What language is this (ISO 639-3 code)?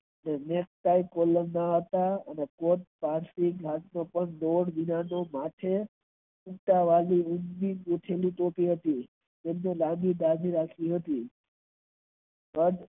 guj